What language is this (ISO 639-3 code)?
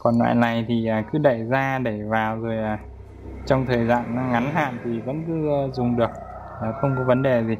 vie